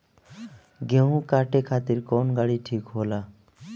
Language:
Bhojpuri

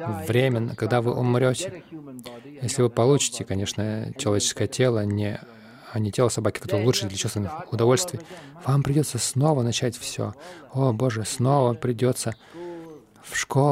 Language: Russian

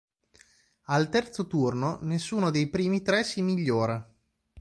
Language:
Italian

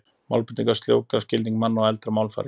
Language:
Icelandic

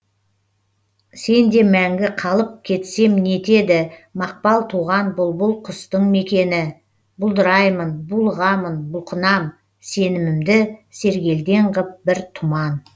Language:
Kazakh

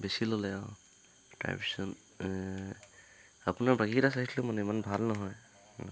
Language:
Assamese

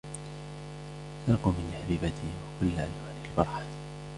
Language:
Arabic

